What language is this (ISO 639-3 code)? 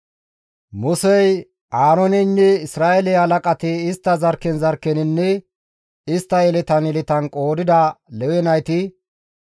gmv